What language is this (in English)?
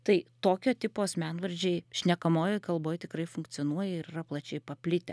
Lithuanian